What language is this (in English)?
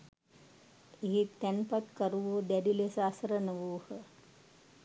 Sinhala